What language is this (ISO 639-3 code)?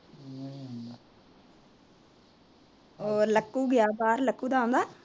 pan